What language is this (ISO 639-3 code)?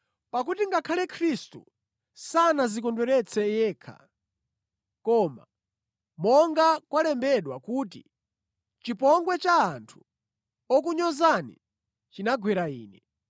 nya